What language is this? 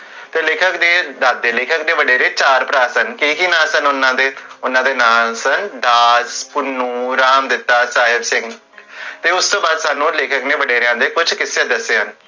Punjabi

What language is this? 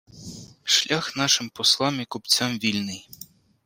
Ukrainian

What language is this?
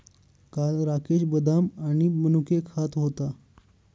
Marathi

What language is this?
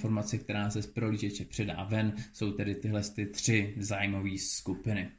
Czech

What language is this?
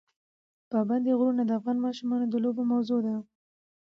Pashto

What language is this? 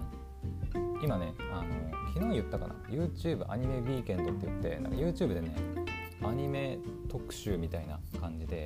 Japanese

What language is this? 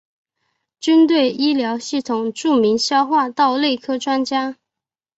Chinese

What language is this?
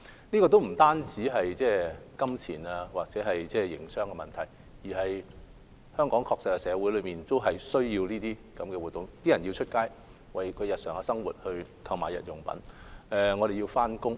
Cantonese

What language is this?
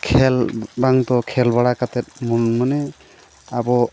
Santali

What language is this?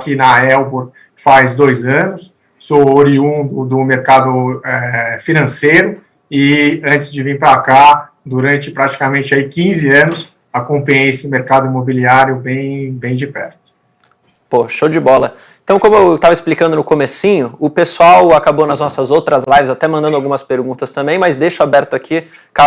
Portuguese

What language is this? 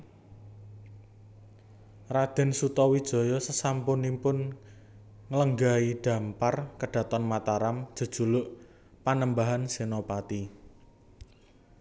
Javanese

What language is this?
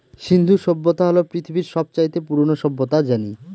Bangla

